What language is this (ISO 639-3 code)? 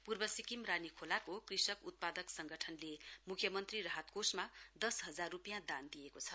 nep